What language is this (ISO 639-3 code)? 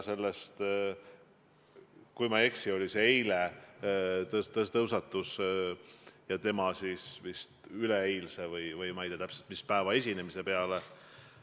est